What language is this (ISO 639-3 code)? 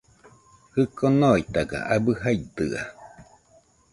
hux